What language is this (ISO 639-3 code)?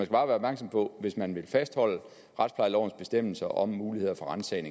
dan